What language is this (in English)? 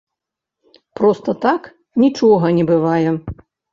Belarusian